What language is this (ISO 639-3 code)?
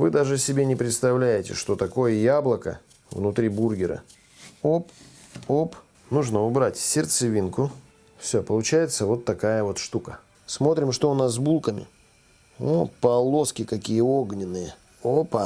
rus